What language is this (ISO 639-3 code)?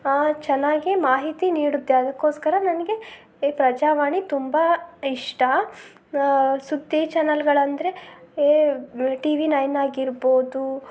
kan